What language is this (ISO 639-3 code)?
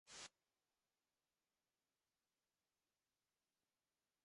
kat